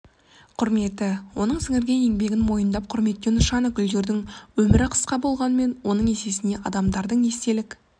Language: Kazakh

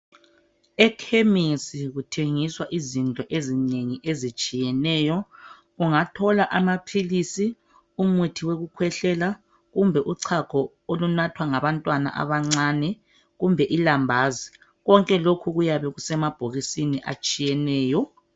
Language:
North Ndebele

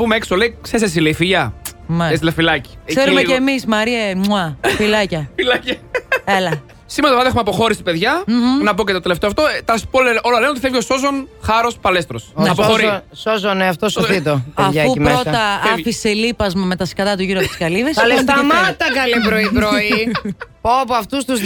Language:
Greek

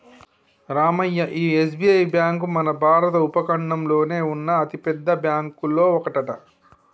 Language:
Telugu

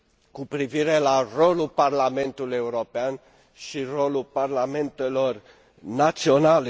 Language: Romanian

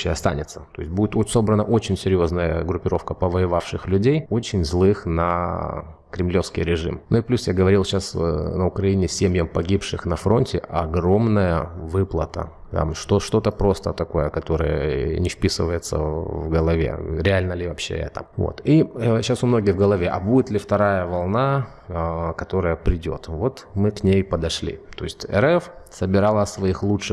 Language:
Russian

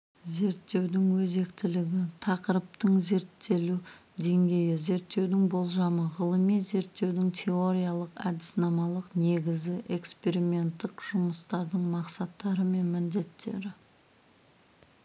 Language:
Kazakh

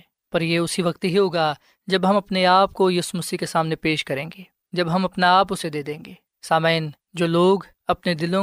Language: Urdu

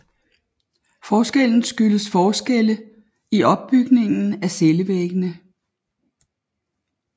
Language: Danish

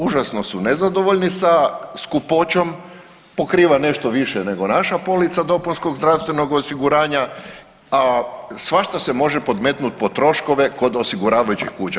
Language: Croatian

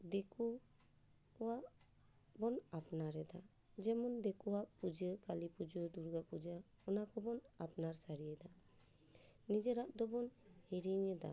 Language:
Santali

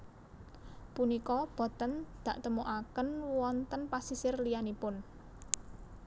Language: Javanese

